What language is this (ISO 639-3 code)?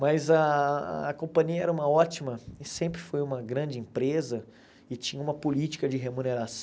por